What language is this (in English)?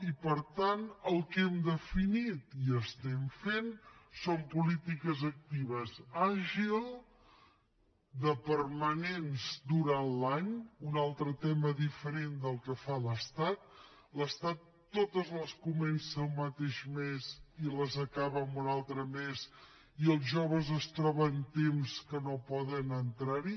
Catalan